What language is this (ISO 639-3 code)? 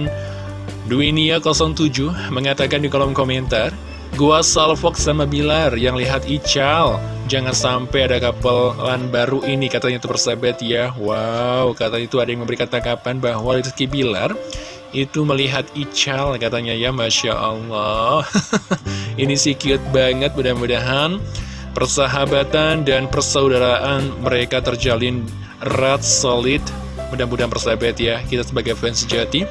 ind